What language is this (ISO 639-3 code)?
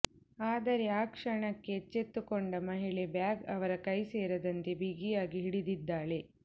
kan